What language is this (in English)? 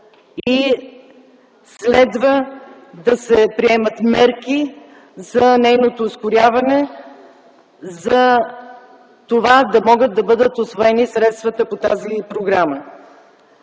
Bulgarian